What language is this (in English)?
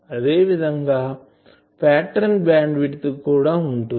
Telugu